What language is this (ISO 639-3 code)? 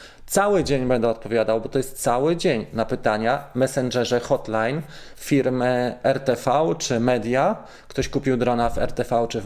pol